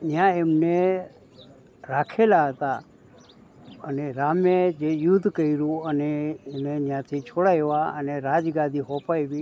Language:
Gujarati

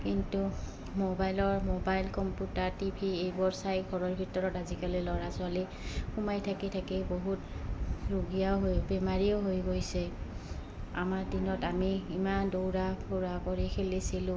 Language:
Assamese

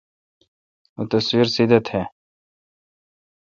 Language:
Kalkoti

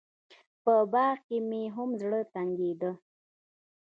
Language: Pashto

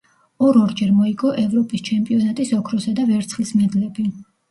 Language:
Georgian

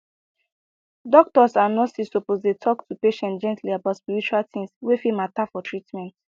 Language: Nigerian Pidgin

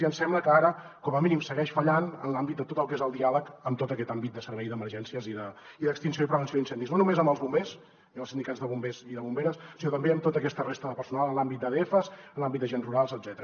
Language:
Catalan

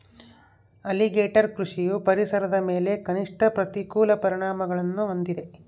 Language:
Kannada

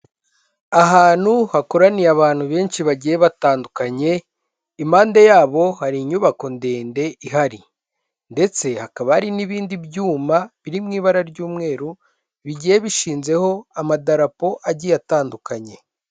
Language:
Kinyarwanda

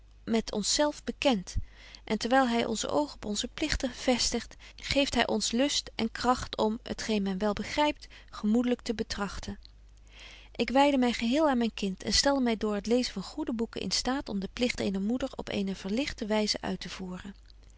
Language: Dutch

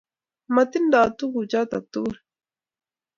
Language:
Kalenjin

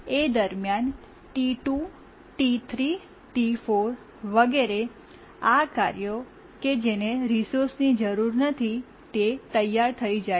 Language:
Gujarati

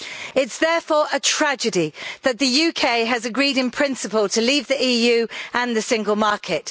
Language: English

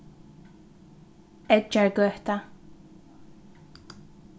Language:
Faroese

